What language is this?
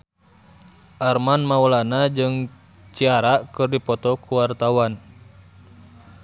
Sundanese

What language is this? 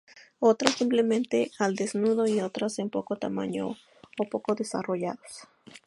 Spanish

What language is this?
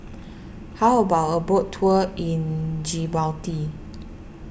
English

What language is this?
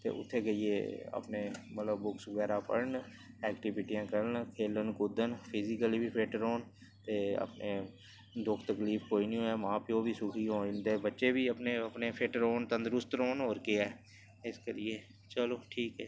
Dogri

